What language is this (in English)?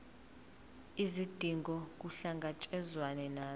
Zulu